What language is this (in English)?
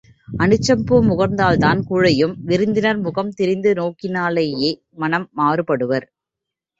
Tamil